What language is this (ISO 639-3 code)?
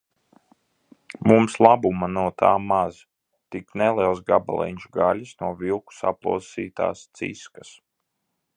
lav